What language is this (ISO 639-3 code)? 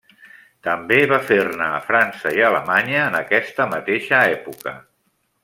cat